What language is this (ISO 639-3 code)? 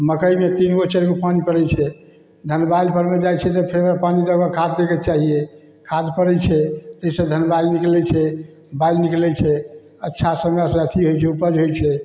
mai